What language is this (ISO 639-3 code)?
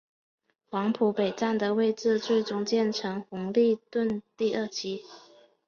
zho